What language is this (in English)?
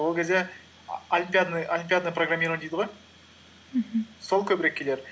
Kazakh